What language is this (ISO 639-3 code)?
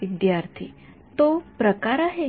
mar